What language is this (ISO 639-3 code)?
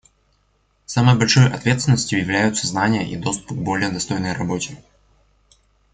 rus